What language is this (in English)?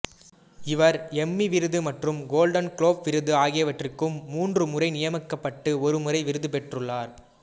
Tamil